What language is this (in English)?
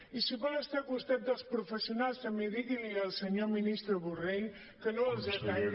Catalan